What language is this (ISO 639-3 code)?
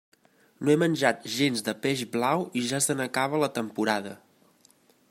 cat